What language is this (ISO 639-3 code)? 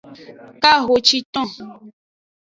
ajg